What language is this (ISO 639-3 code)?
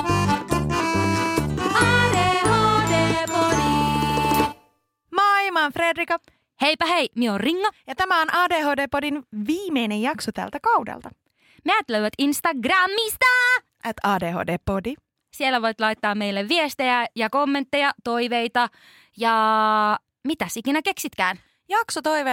fin